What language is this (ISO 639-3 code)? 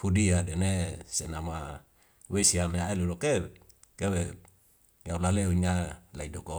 weo